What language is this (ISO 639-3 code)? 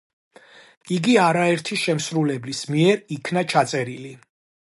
kat